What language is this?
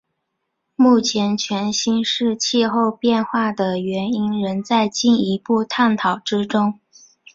Chinese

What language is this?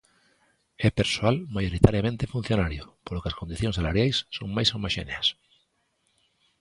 Galician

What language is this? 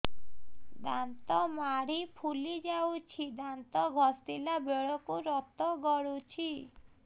Odia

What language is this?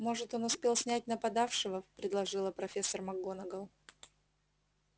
Russian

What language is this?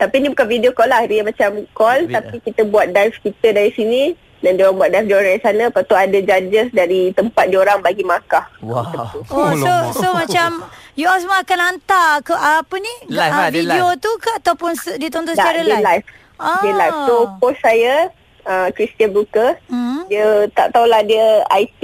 Malay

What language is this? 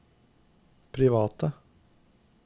Norwegian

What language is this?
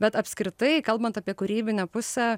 Lithuanian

